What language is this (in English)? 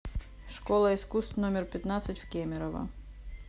Russian